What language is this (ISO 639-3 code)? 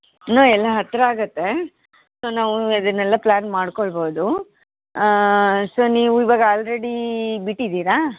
kan